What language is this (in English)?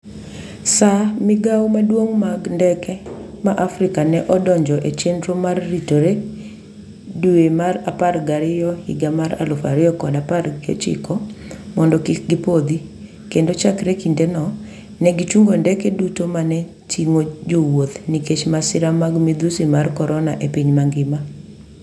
Luo (Kenya and Tanzania)